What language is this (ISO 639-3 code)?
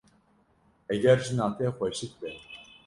kur